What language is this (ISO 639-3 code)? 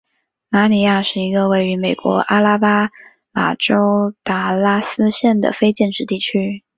zho